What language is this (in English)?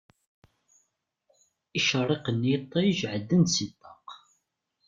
Kabyle